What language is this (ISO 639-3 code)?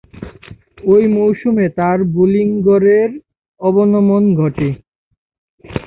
ben